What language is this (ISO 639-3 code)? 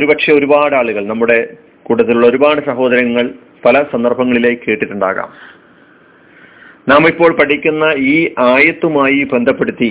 mal